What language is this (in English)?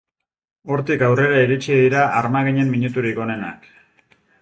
Basque